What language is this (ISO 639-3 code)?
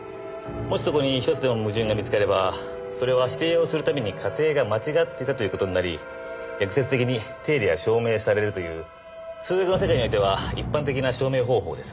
jpn